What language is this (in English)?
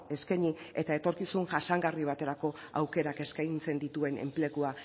Basque